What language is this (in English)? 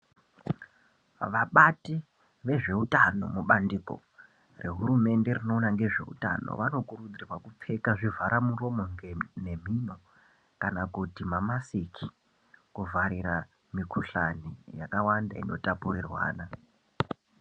Ndau